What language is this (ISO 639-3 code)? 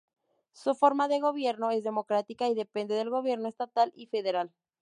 spa